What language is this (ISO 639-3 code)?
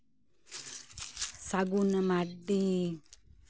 sat